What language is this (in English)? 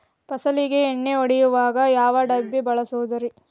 Kannada